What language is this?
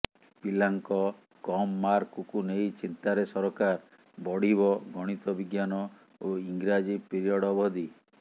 Odia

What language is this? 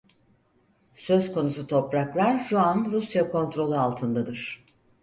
Turkish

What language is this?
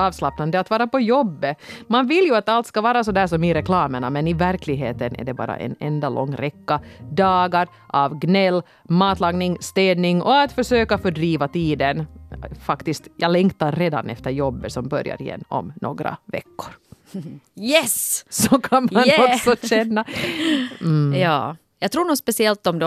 Swedish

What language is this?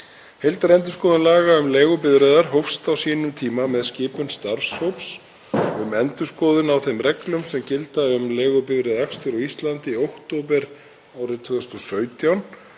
Icelandic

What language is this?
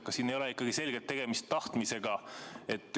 Estonian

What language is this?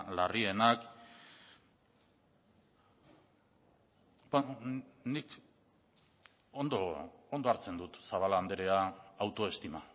Basque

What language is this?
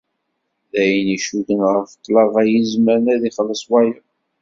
Kabyle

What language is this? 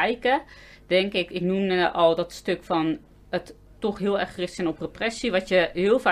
Dutch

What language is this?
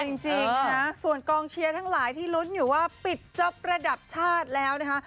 Thai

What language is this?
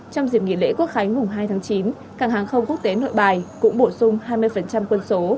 Vietnamese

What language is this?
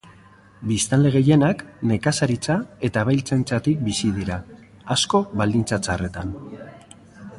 Basque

